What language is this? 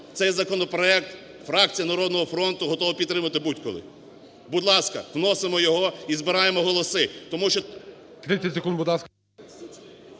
Ukrainian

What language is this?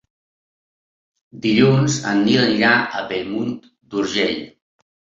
Catalan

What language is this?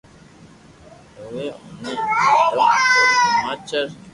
Loarki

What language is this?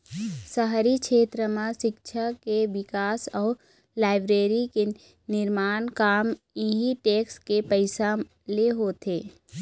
Chhattisgarhi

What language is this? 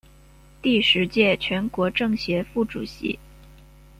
Chinese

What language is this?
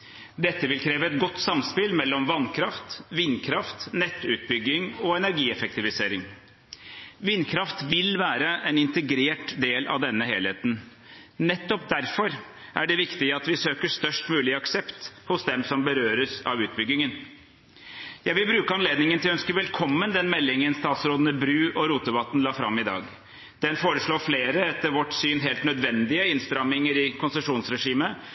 Norwegian Bokmål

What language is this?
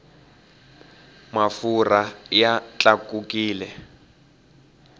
Tsonga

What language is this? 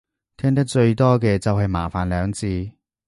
Cantonese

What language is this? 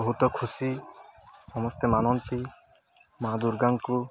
Odia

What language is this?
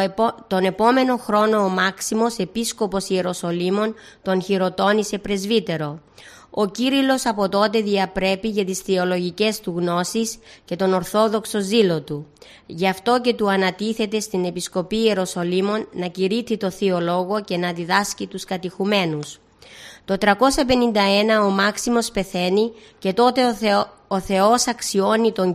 Greek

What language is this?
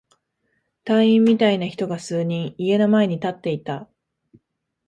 Japanese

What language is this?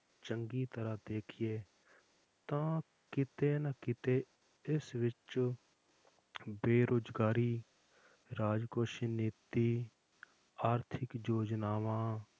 Punjabi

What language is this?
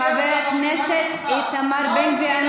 Hebrew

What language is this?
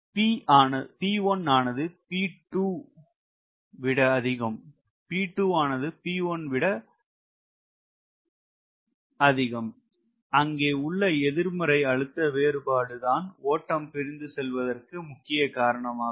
Tamil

